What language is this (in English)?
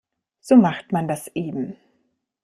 German